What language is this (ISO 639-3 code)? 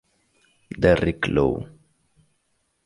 ita